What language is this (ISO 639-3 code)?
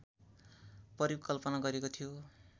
nep